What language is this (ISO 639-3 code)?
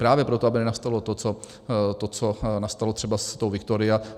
ces